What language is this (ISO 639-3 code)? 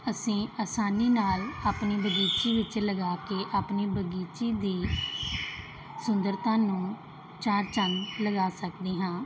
pan